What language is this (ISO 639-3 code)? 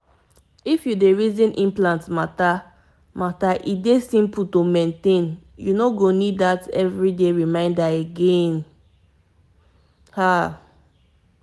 pcm